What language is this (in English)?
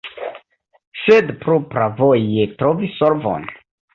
Esperanto